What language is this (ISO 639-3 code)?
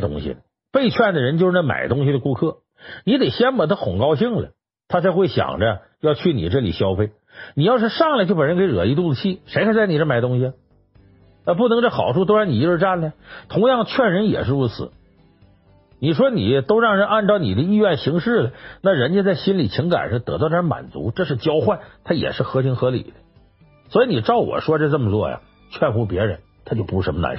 zho